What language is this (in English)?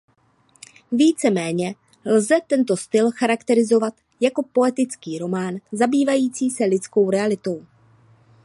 Czech